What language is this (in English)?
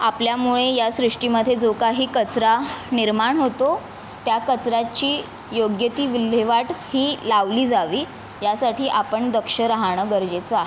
Marathi